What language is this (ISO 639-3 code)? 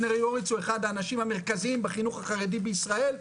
heb